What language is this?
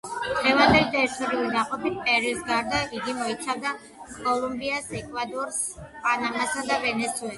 Georgian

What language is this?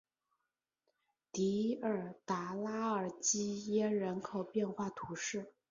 Chinese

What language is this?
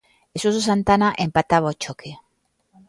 Galician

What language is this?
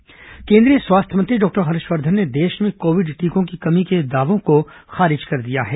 Hindi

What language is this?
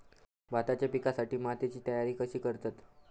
Marathi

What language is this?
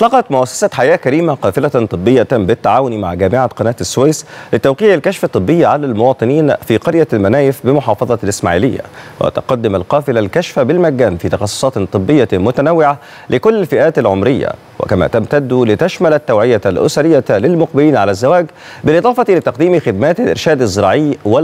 Arabic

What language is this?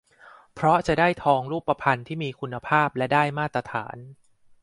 Thai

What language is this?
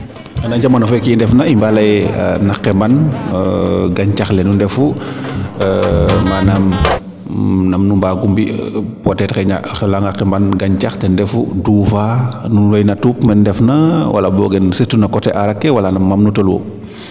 Serer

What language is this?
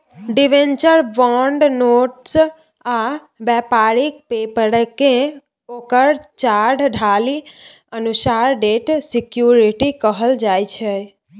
Maithili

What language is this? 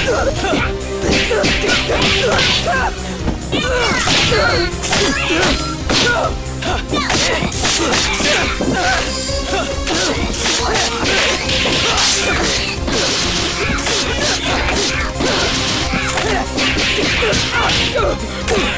English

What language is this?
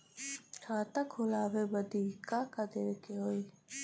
Bhojpuri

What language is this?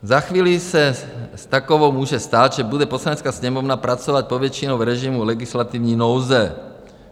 Czech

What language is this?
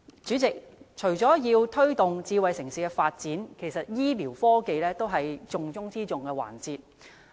Cantonese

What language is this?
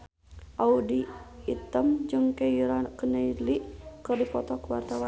Sundanese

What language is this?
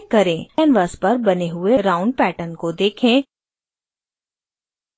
Hindi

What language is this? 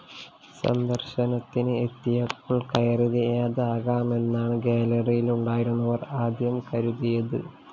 Malayalam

